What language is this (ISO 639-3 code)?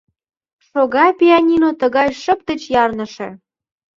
chm